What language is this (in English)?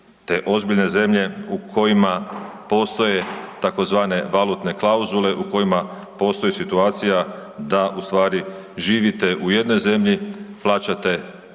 Croatian